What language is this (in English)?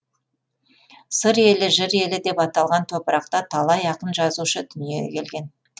Kazakh